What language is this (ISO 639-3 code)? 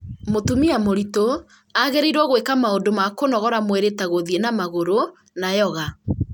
kik